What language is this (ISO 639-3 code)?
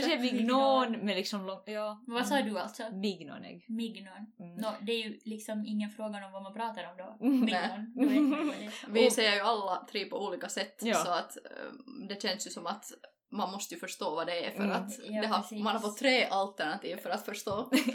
swe